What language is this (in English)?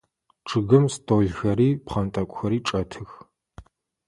Adyghe